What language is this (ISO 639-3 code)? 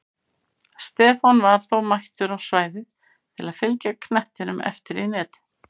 isl